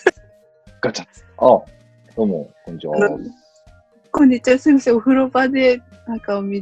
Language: Japanese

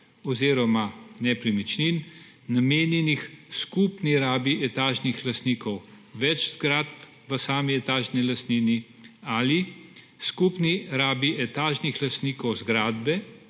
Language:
Slovenian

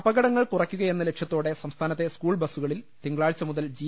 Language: Malayalam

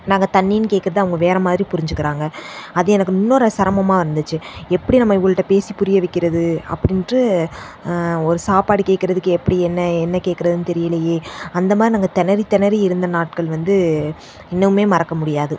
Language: Tamil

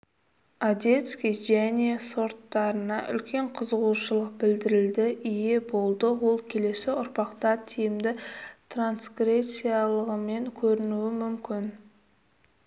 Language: Kazakh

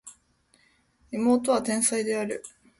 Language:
Japanese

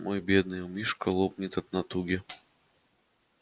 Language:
Russian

